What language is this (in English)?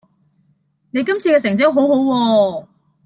Cantonese